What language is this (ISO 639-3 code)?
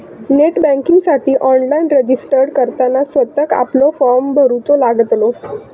mar